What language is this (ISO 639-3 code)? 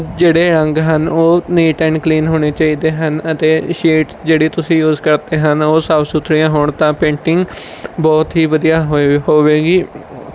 pan